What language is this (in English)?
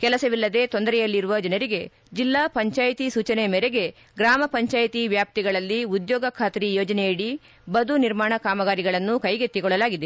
Kannada